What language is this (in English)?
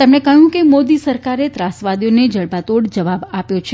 Gujarati